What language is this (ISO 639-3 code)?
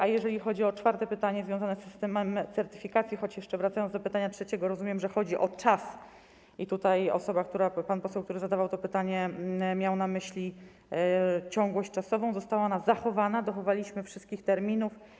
pol